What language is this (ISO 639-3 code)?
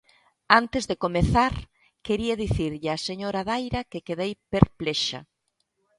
glg